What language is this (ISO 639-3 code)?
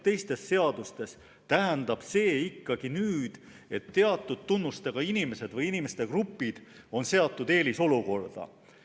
est